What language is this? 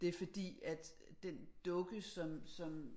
Danish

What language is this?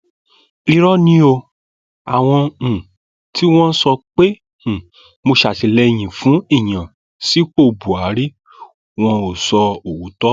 Yoruba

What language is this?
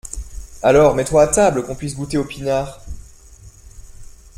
French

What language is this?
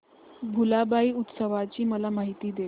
Marathi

